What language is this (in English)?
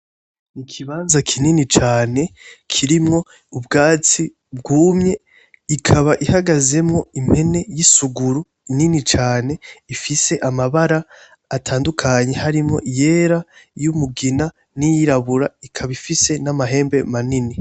Rundi